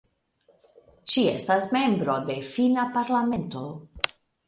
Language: Esperanto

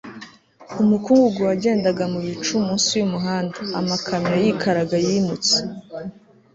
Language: Kinyarwanda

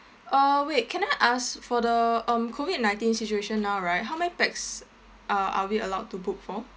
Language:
English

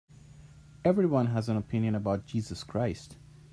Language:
English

